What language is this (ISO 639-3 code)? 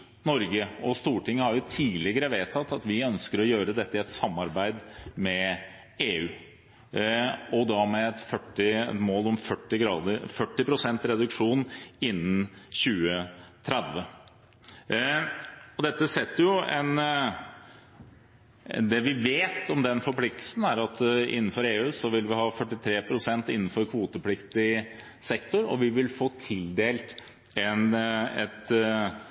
nob